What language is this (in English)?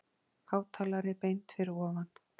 Icelandic